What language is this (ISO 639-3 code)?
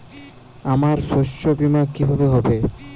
ben